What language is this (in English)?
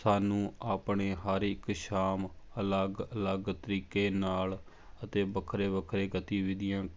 Punjabi